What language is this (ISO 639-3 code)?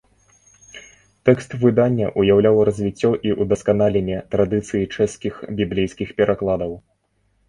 bel